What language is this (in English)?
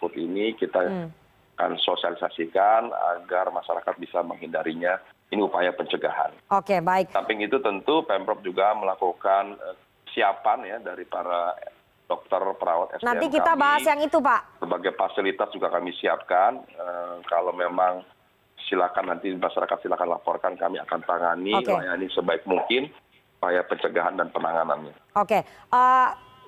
Indonesian